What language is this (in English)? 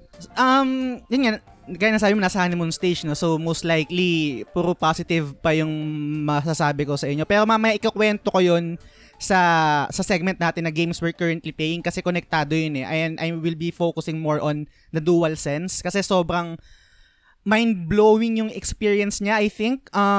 Filipino